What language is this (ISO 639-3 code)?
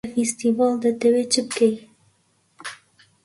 ckb